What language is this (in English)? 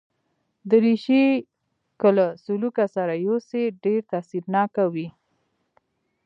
Pashto